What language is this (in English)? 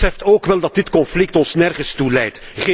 Dutch